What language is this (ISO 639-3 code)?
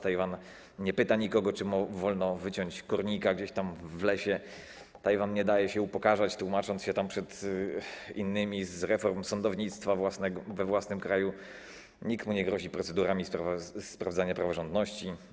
pol